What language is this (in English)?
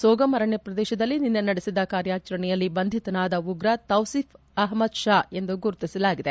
Kannada